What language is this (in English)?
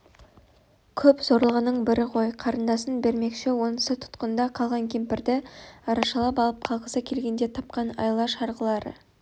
Kazakh